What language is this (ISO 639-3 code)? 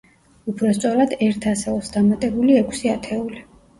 kat